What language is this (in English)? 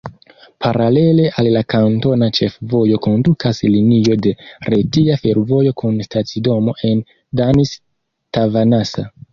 Esperanto